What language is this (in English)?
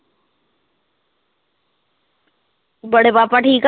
Punjabi